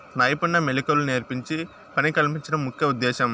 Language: Telugu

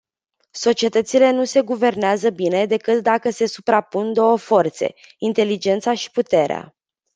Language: Romanian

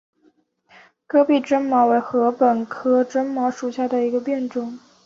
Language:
Chinese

